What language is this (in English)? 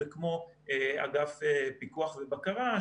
Hebrew